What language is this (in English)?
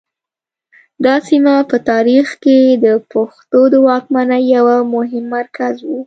Pashto